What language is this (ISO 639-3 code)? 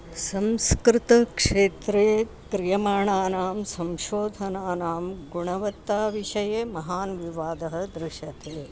san